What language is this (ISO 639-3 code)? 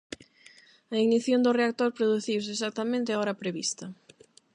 glg